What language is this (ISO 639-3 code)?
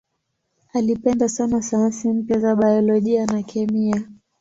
swa